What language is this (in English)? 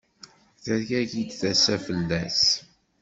Kabyle